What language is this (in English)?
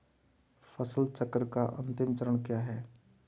Hindi